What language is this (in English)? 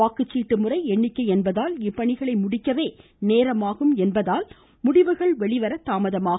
Tamil